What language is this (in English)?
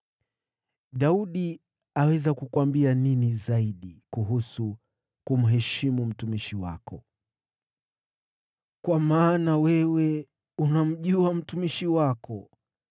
Swahili